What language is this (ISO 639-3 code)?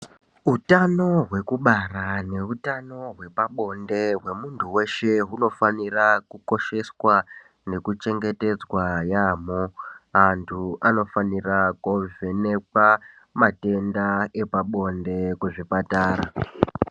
ndc